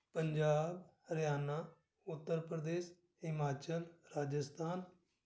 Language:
Punjabi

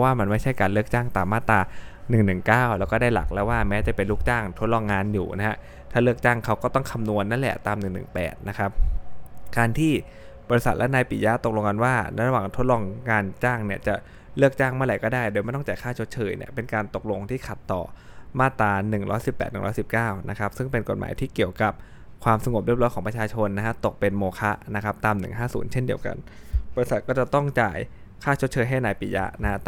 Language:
Thai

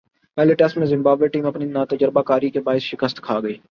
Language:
Urdu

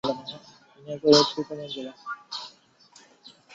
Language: Chinese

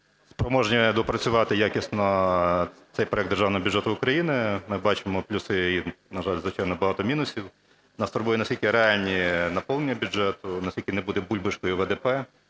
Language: Ukrainian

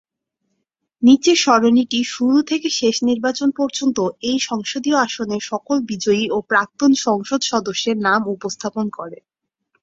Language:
Bangla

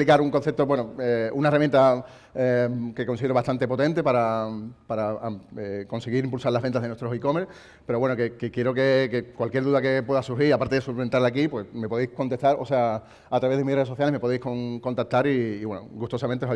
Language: Spanish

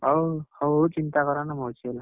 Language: Odia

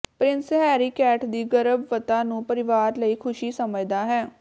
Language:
Punjabi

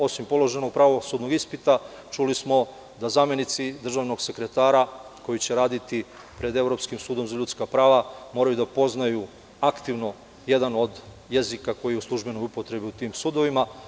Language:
Serbian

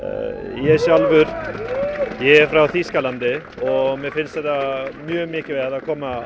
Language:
Icelandic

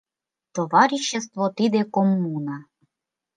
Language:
Mari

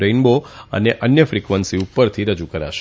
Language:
Gujarati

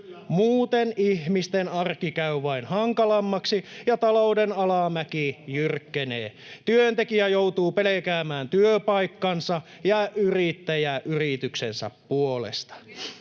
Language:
Finnish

